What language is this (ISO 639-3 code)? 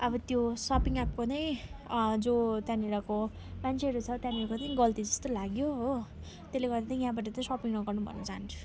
nep